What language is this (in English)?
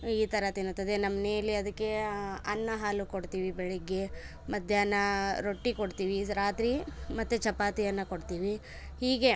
Kannada